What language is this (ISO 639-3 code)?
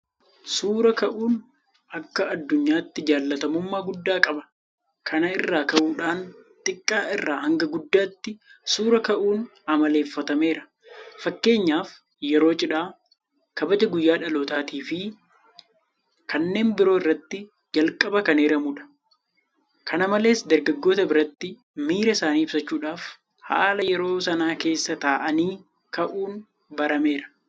orm